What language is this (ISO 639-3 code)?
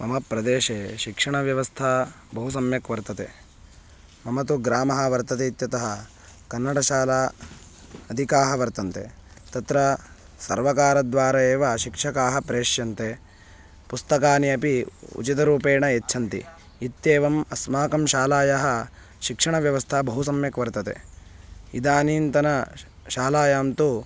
san